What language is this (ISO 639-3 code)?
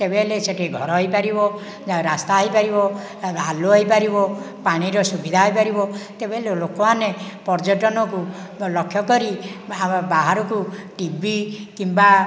ori